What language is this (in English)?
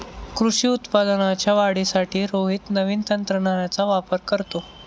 Marathi